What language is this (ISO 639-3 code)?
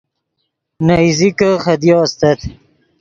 ydg